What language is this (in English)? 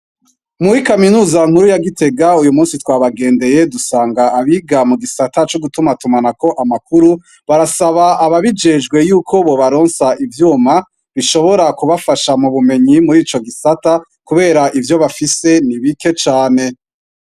Rundi